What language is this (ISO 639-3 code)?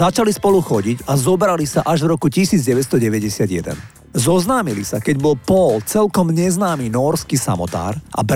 slk